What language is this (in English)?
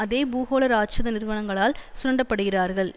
Tamil